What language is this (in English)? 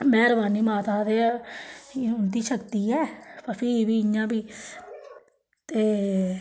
Dogri